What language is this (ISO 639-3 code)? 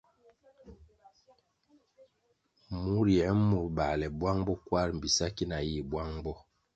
nmg